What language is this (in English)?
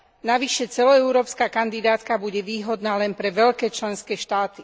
Slovak